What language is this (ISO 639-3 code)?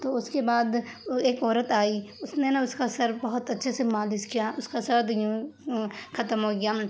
urd